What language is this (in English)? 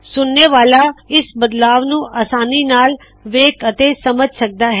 Punjabi